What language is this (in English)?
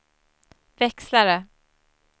Swedish